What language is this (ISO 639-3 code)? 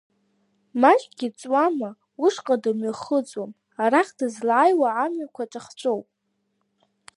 abk